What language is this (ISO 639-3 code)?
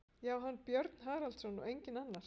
isl